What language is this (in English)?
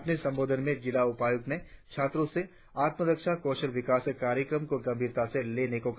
Hindi